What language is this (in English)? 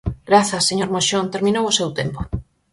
Galician